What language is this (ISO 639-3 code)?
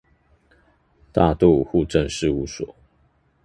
zho